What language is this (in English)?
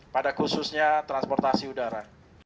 Indonesian